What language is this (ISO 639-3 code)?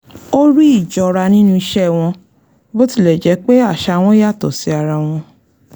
yor